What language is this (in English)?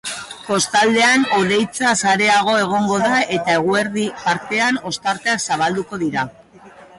Basque